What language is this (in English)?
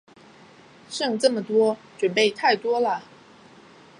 Chinese